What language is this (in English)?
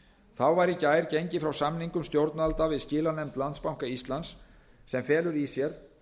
Icelandic